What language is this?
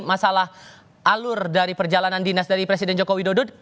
Indonesian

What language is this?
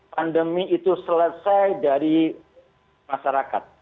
Indonesian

